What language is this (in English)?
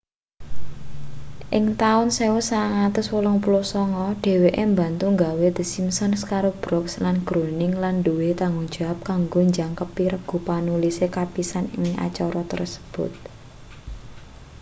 Javanese